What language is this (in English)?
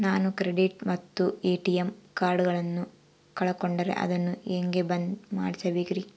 Kannada